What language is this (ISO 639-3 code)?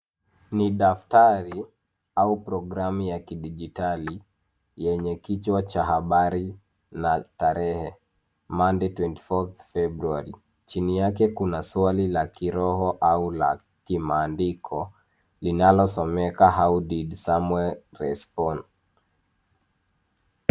swa